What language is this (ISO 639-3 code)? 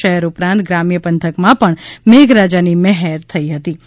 guj